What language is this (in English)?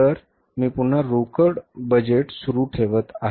Marathi